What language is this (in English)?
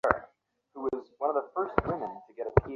Bangla